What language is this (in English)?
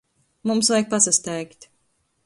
Latgalian